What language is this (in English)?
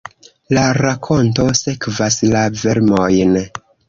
Esperanto